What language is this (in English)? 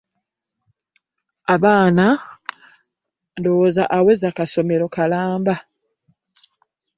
Ganda